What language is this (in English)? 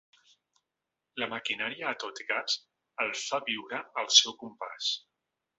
Catalan